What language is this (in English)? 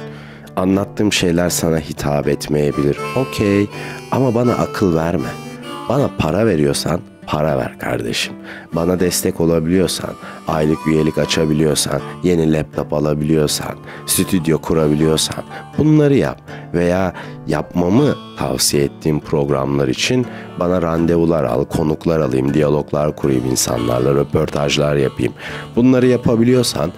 Turkish